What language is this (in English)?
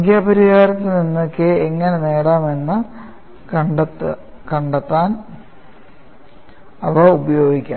Malayalam